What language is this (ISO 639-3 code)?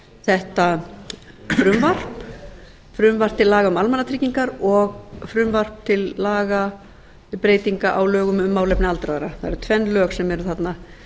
isl